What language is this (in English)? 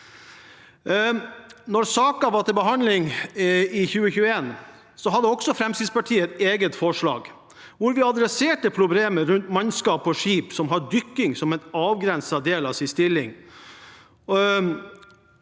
Norwegian